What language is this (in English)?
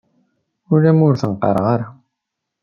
Kabyle